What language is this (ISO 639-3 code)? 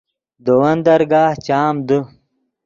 ydg